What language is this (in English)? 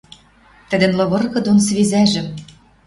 Western Mari